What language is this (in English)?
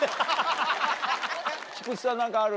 Japanese